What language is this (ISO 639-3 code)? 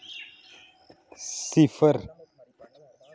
doi